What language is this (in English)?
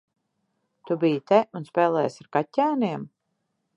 Latvian